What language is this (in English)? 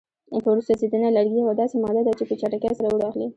Pashto